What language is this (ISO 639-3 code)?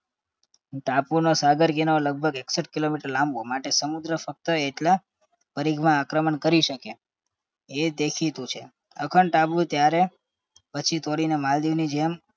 guj